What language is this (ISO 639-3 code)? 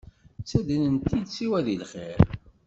kab